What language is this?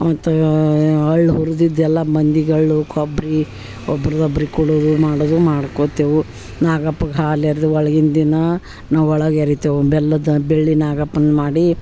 Kannada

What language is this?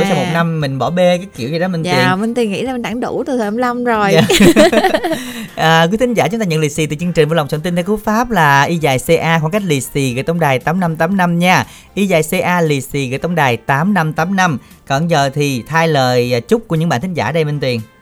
Vietnamese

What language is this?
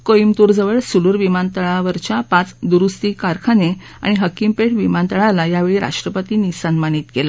Marathi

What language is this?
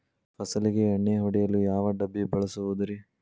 Kannada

